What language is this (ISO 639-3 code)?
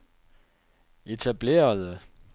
dan